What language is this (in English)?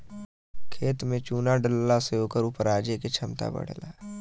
Bhojpuri